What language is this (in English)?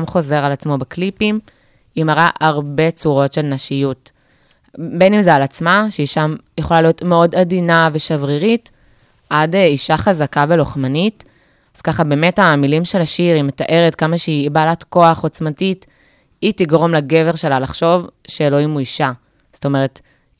Hebrew